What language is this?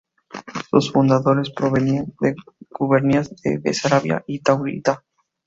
Spanish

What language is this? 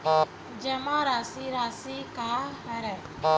Chhattisgarhi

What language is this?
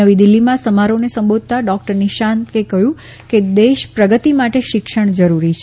Gujarati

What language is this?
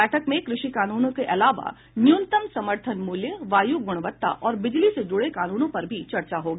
Hindi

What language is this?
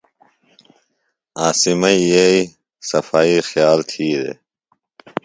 Phalura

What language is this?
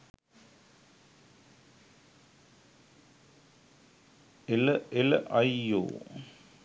Sinhala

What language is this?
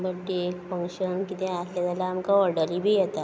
Konkani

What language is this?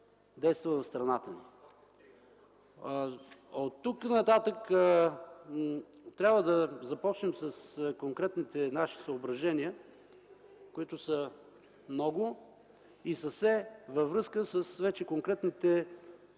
Bulgarian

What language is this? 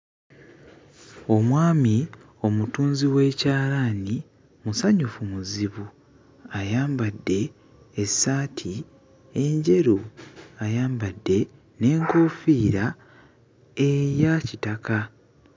Ganda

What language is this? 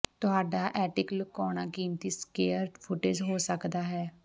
Punjabi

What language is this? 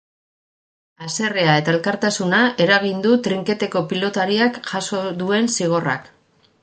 Basque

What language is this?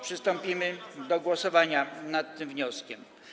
Polish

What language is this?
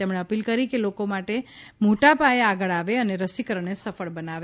Gujarati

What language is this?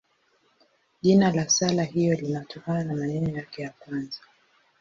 Swahili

